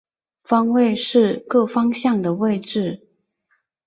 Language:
Chinese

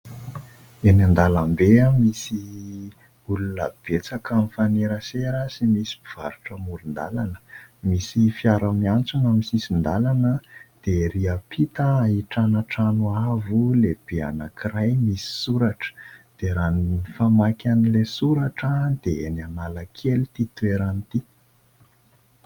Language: Malagasy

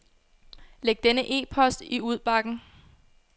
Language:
Danish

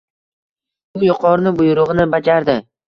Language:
Uzbek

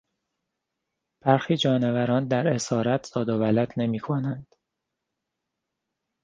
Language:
Persian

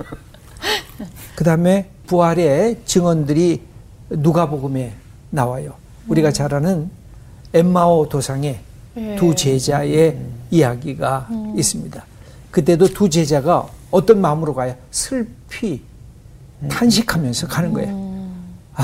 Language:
Korean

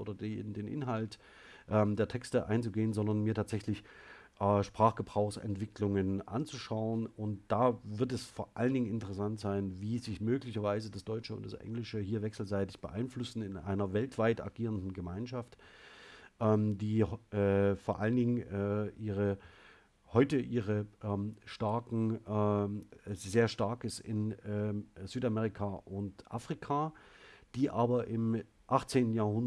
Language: German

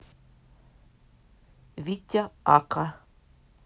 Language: Russian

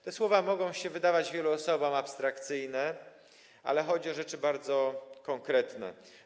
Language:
Polish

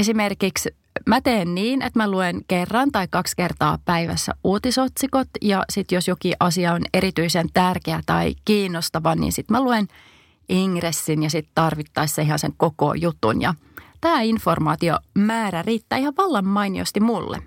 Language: Finnish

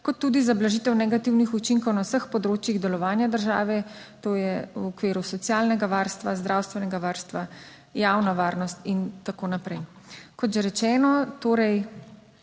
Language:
Slovenian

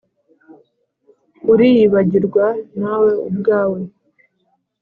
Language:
Kinyarwanda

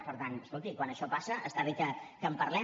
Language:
Catalan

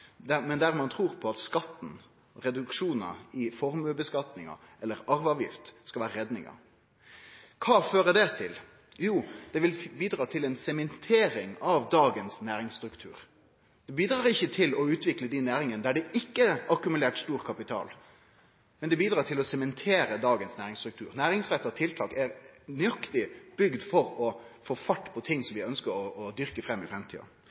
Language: Norwegian Nynorsk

